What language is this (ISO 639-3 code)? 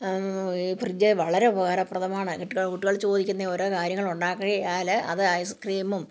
mal